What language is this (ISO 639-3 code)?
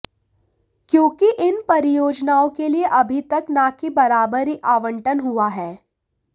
hin